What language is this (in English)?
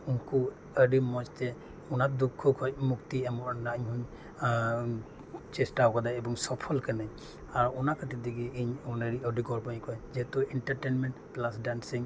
Santali